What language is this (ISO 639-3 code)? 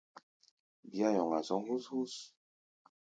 gba